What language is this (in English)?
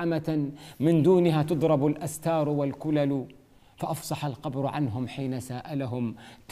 Arabic